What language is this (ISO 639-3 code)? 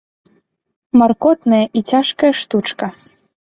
bel